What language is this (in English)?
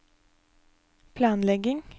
Norwegian